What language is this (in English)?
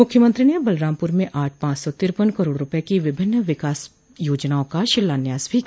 Hindi